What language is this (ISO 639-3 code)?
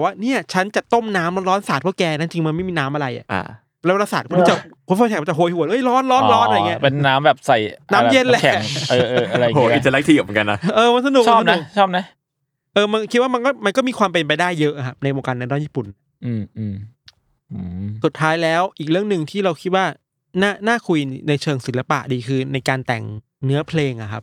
tha